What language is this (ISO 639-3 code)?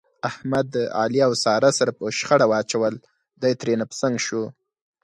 pus